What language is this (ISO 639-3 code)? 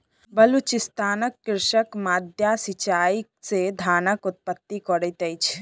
mai